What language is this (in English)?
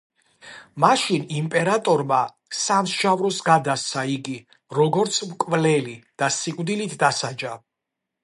Georgian